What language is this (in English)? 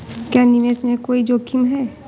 Hindi